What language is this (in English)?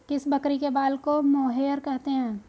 Hindi